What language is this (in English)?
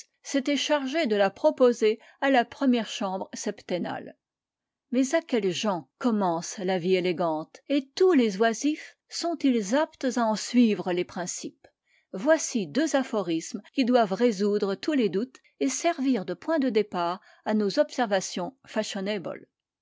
French